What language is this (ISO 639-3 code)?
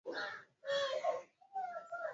swa